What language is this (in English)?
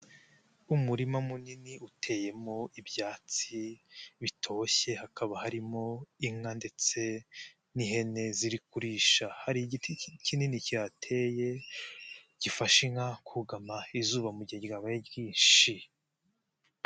Kinyarwanda